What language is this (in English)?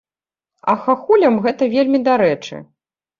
Belarusian